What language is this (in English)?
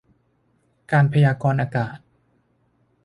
Thai